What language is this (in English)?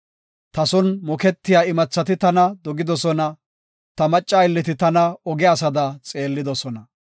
Gofa